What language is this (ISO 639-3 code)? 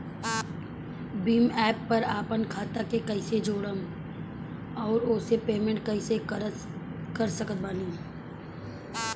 bho